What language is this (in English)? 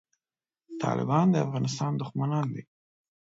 Pashto